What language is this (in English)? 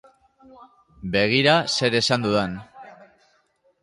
Basque